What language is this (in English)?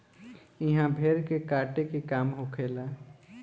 Bhojpuri